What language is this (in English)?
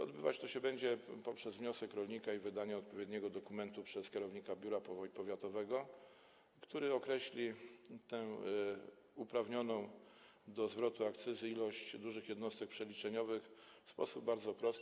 Polish